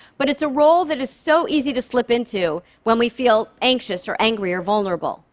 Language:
English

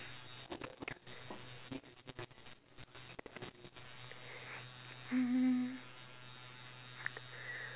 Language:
English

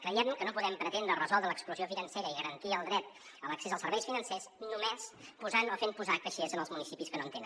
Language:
Catalan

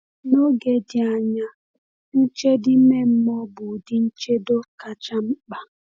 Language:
Igbo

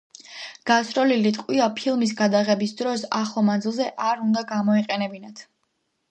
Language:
Georgian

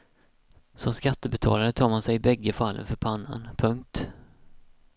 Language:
Swedish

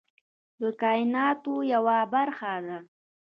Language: Pashto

